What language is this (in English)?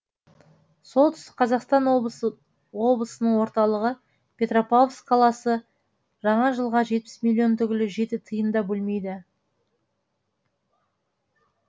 Kazakh